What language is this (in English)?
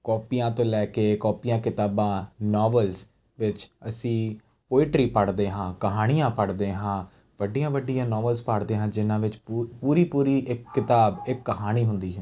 Punjabi